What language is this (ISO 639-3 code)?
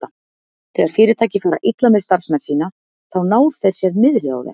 isl